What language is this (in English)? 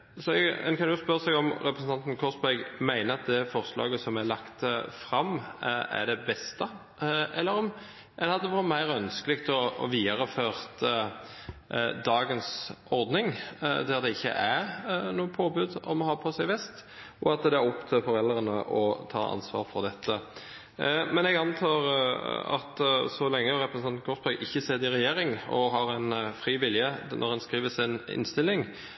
Norwegian Bokmål